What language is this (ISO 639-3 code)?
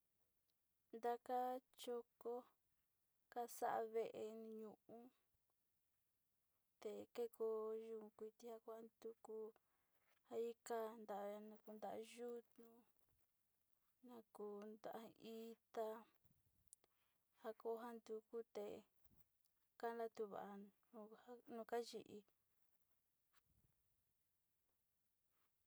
xti